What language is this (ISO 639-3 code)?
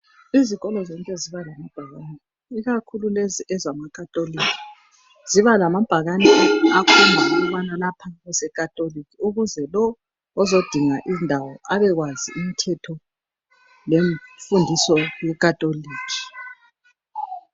nde